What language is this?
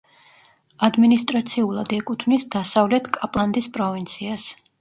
Georgian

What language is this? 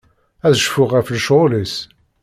Kabyle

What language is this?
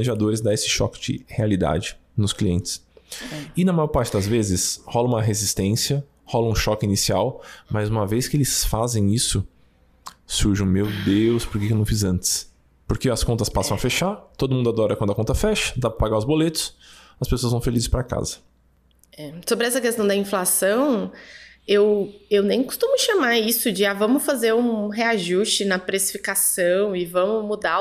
Portuguese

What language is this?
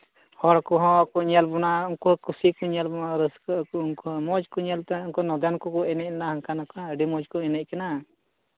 Santali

